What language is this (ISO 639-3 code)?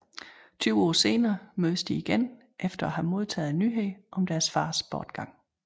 dan